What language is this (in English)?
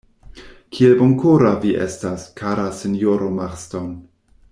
Esperanto